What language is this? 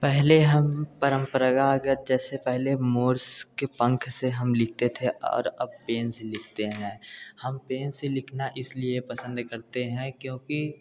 Hindi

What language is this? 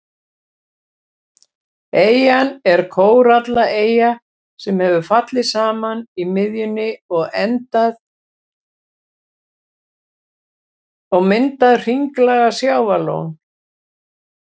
Icelandic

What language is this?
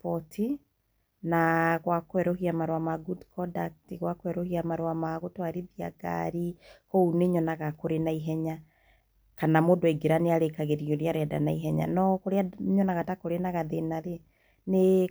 Kikuyu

